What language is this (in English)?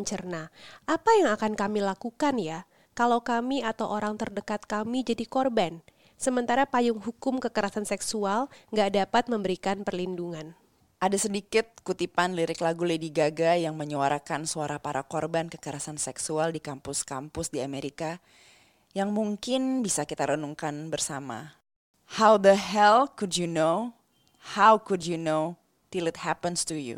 Indonesian